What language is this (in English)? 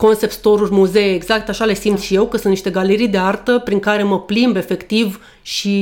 Romanian